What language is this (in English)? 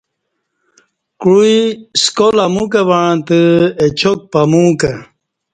Kati